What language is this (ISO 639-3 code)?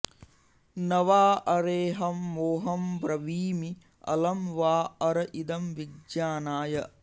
san